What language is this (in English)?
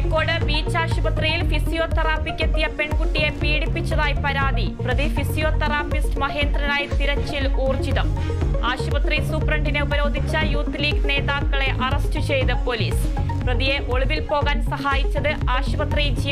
Malayalam